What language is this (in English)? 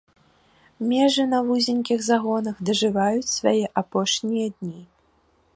Belarusian